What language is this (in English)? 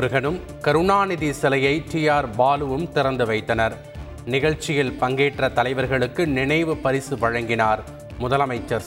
Tamil